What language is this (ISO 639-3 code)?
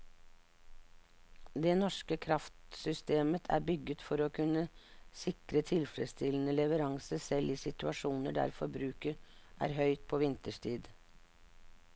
nor